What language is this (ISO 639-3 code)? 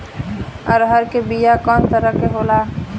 bho